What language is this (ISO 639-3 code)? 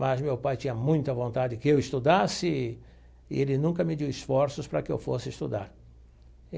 por